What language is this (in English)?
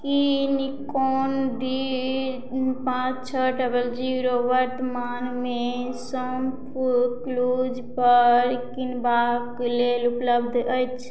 Maithili